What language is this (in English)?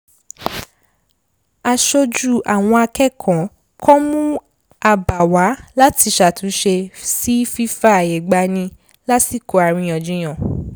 Yoruba